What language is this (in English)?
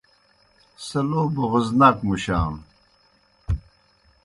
Kohistani Shina